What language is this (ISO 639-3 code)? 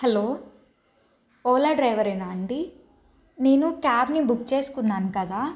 tel